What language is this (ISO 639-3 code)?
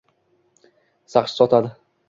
uzb